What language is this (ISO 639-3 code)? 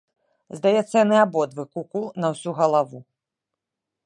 bel